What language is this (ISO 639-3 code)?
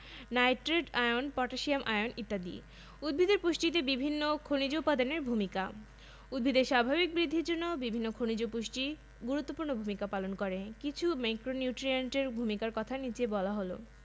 ben